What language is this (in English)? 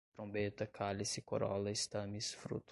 Portuguese